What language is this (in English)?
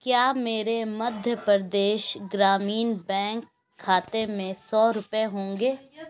Urdu